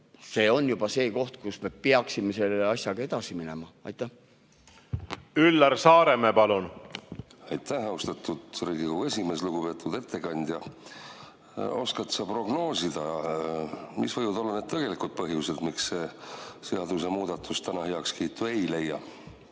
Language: Estonian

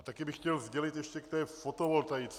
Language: Czech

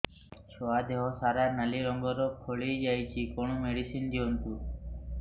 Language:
Odia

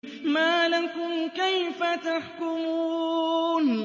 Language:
Arabic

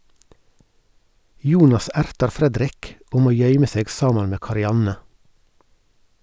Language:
Norwegian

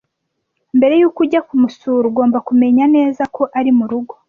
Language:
Kinyarwanda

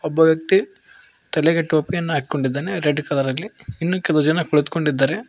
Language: Kannada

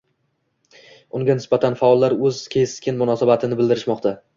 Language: Uzbek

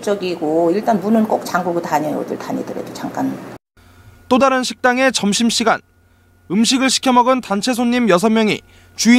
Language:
Korean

